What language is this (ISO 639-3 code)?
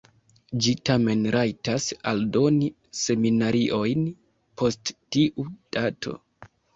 epo